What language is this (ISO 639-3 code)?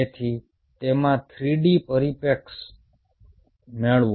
guj